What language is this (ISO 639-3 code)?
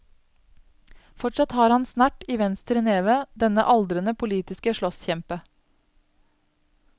nor